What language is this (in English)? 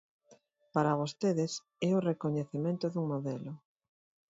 Galician